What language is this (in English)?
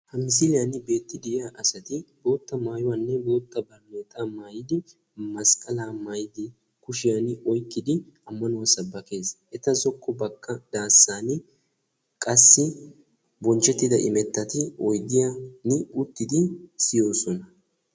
Wolaytta